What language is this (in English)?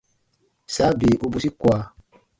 Baatonum